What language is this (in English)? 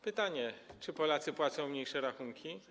Polish